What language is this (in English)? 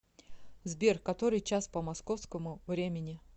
Russian